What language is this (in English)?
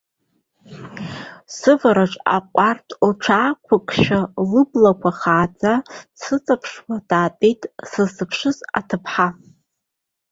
Abkhazian